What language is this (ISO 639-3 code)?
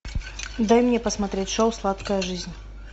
rus